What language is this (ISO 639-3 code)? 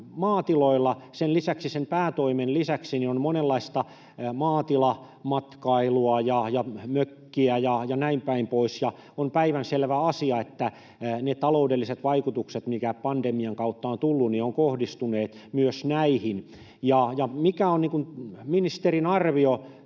fin